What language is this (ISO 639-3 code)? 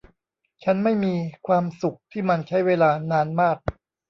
tha